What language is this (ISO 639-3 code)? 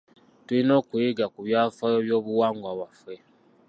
lug